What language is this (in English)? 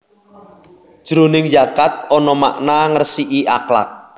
Javanese